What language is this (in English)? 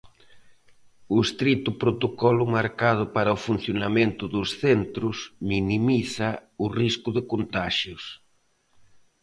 Galician